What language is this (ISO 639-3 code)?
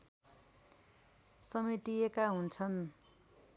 nep